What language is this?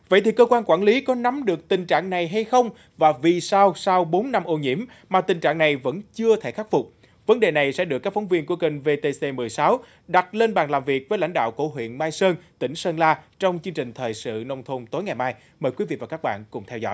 Vietnamese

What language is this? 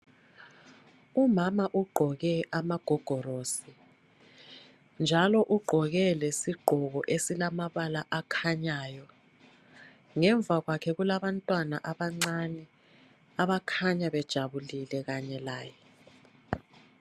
North Ndebele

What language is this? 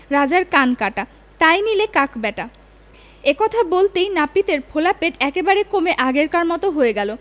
Bangla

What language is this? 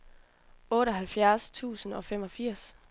Danish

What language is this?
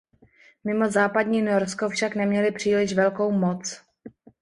Czech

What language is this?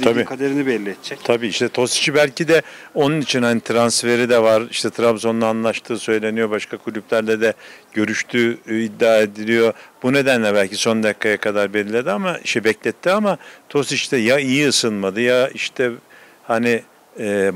Turkish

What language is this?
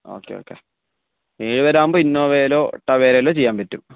Malayalam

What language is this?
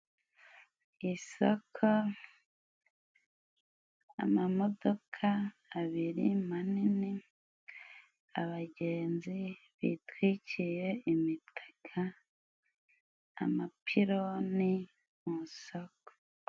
Kinyarwanda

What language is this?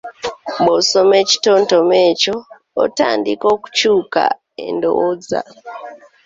Ganda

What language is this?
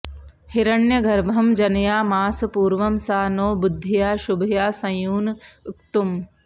Sanskrit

